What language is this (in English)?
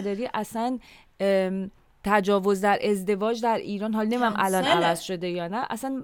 Persian